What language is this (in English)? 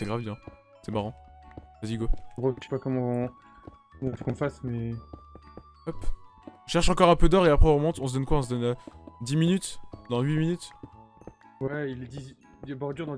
French